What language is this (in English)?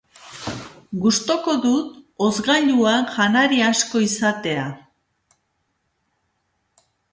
Basque